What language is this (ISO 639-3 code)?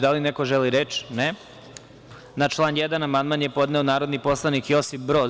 srp